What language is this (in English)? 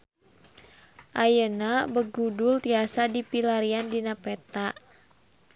Sundanese